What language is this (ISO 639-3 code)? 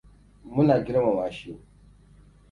hau